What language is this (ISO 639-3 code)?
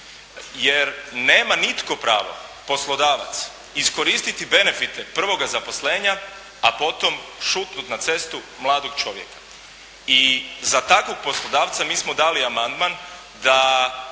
hrv